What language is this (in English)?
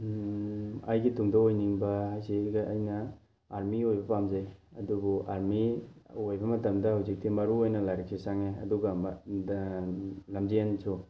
Manipuri